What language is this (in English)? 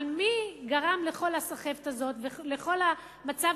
Hebrew